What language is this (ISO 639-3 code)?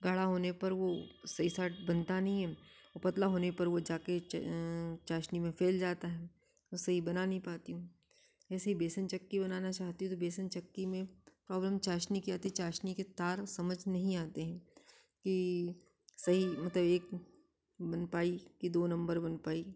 hin